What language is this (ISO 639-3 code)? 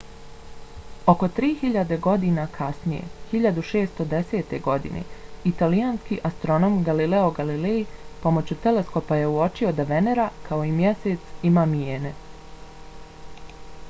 bos